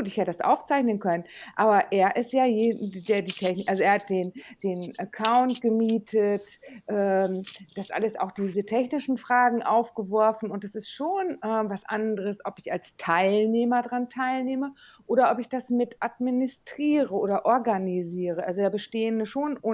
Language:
German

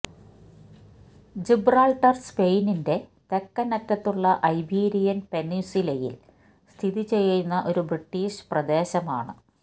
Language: Malayalam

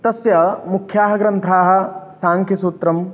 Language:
Sanskrit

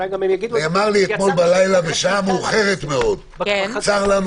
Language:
Hebrew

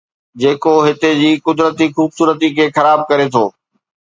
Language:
Sindhi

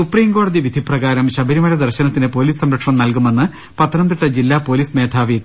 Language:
Malayalam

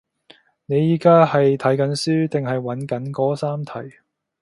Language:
Cantonese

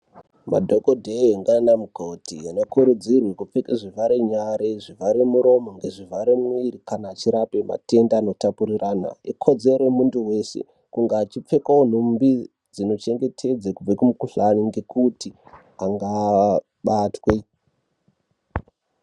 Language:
Ndau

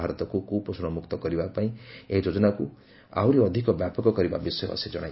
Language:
Odia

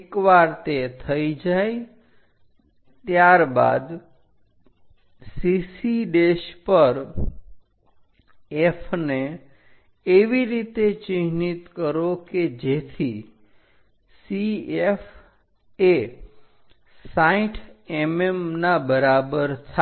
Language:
Gujarati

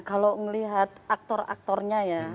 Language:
Indonesian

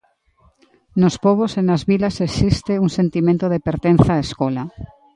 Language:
Galician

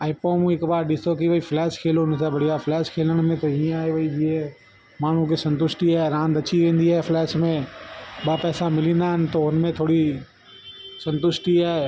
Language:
Sindhi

